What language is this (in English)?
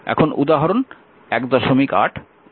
Bangla